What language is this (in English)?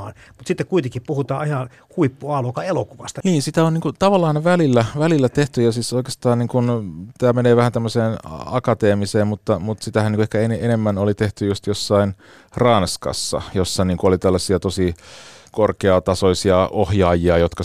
Finnish